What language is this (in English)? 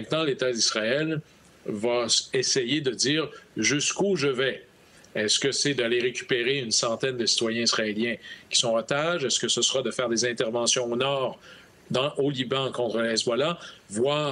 French